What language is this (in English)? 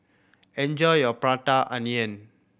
English